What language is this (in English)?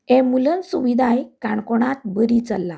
Konkani